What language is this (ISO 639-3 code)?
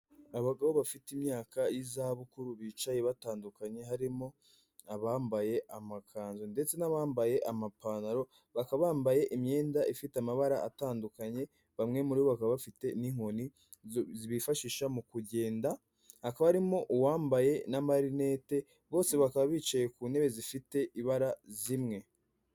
kin